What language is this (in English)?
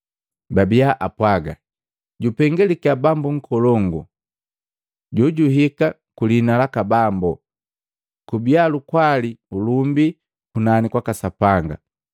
Matengo